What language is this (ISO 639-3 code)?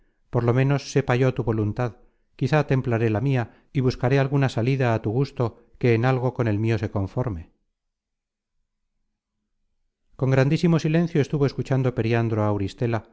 spa